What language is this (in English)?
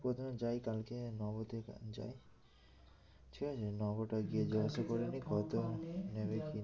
Bangla